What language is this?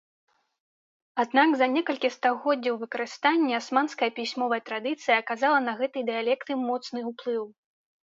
Belarusian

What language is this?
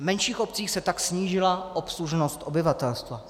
Czech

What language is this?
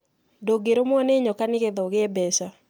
Kikuyu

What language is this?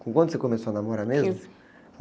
Portuguese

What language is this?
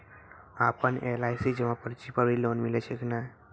Maithili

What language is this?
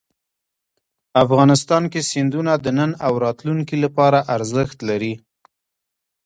Pashto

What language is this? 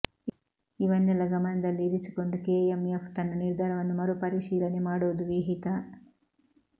Kannada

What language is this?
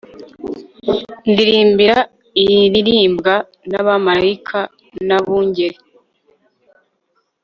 Kinyarwanda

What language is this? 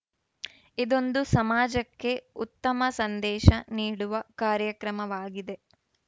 Kannada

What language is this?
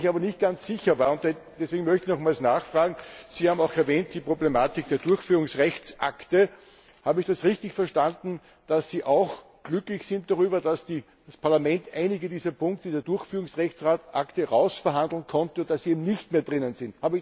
German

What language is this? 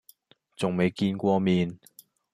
Cantonese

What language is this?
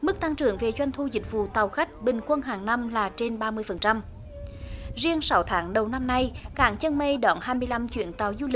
Vietnamese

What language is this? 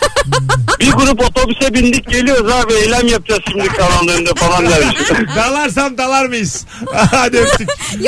Turkish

